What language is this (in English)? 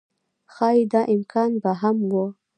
Pashto